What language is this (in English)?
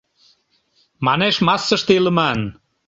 Mari